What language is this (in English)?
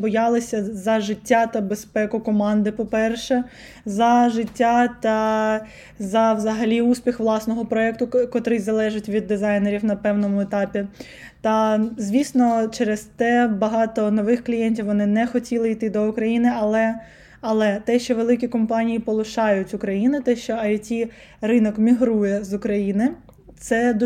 Ukrainian